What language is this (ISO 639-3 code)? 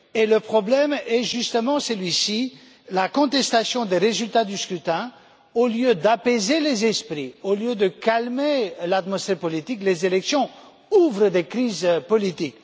fra